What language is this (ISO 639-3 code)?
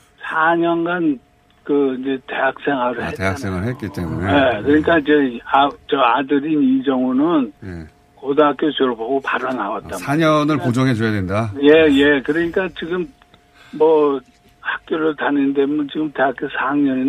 kor